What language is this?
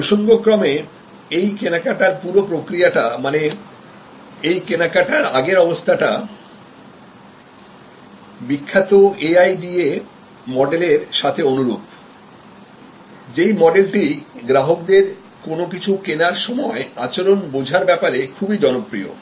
Bangla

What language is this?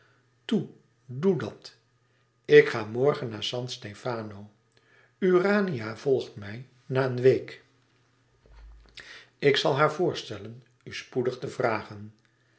Dutch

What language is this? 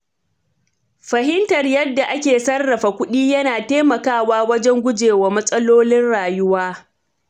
Hausa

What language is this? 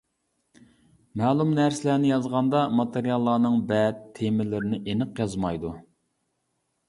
Uyghur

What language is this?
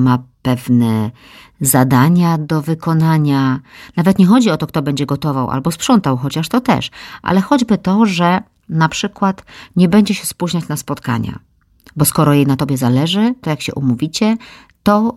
Polish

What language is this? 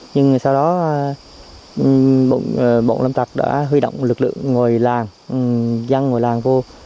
Vietnamese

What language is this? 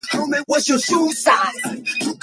English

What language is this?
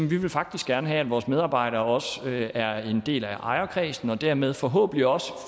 Danish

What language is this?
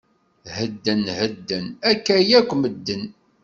Kabyle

